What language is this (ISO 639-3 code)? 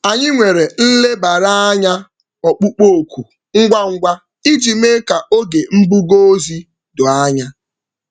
ibo